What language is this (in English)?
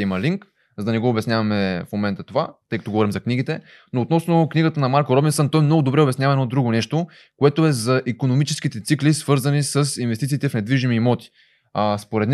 Bulgarian